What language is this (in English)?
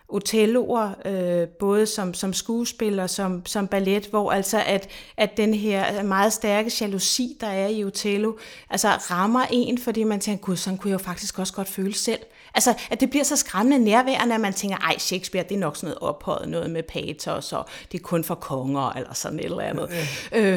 Danish